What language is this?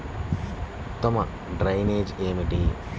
Telugu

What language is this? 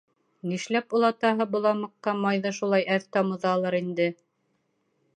Bashkir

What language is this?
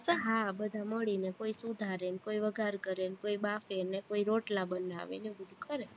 Gujarati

